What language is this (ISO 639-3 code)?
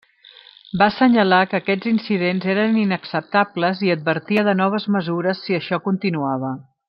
cat